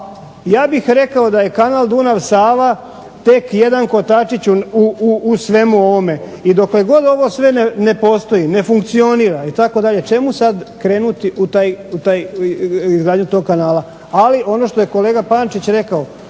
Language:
Croatian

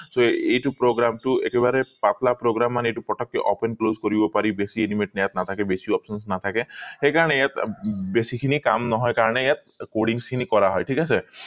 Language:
Assamese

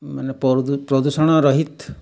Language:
Odia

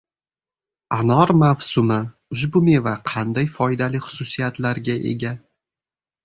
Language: Uzbek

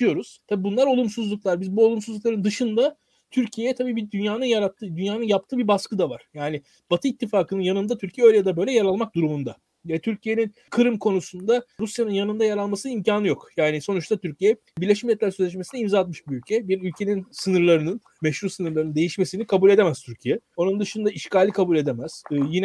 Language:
Turkish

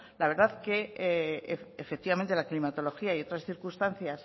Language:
Spanish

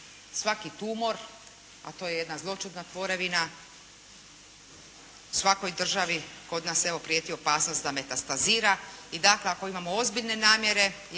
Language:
Croatian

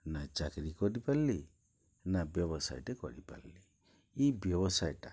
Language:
Odia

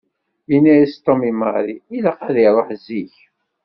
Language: Kabyle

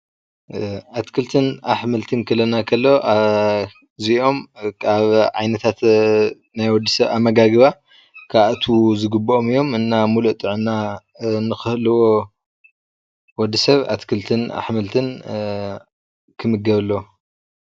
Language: Tigrinya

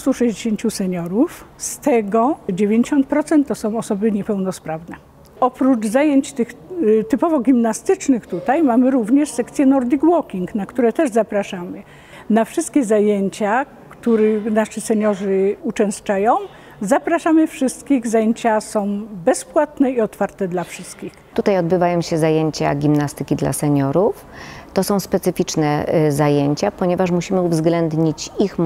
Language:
Polish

